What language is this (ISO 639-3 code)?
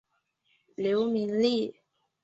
zho